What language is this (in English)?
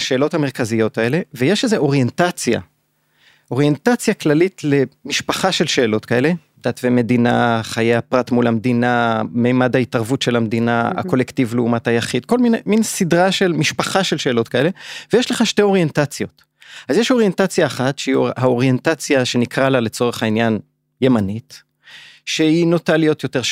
Hebrew